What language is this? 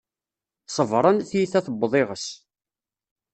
Kabyle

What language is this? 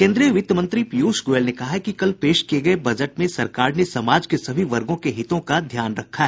Hindi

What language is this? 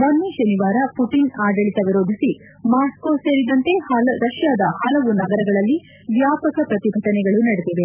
Kannada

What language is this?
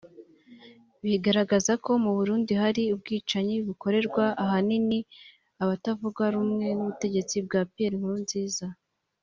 Kinyarwanda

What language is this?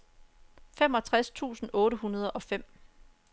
Danish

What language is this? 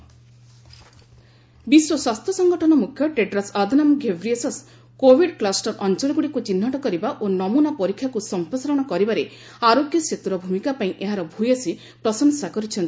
Odia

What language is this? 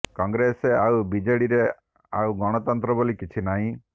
Odia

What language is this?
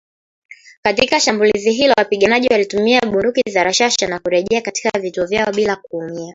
Swahili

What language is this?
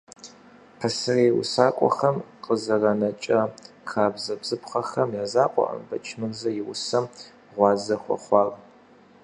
Kabardian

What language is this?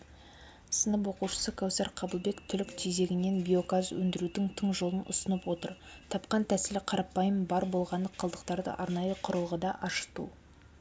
Kazakh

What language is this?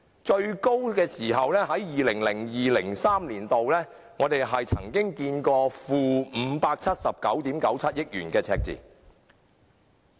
Cantonese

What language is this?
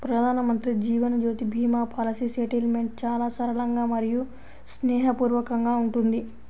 Telugu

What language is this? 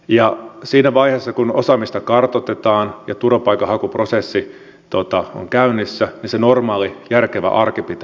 Finnish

